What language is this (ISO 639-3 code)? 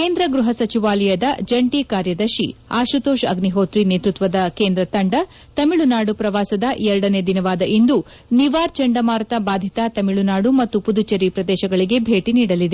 kan